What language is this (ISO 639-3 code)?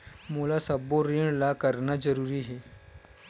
hne